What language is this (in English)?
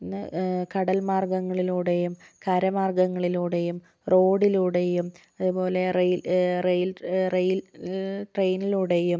Malayalam